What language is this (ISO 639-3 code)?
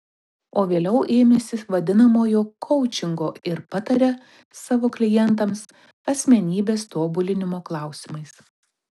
lit